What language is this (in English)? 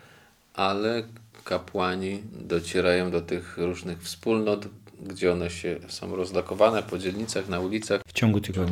Polish